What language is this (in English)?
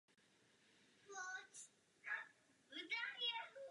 Czech